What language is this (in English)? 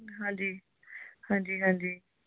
Punjabi